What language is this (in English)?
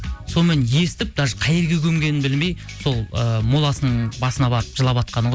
Kazakh